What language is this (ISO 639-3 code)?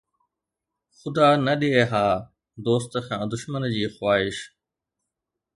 snd